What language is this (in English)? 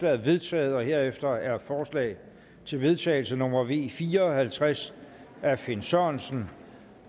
Danish